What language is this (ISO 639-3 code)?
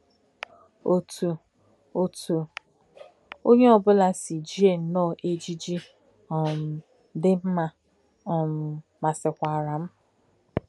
ibo